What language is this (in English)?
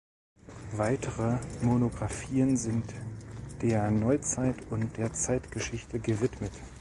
German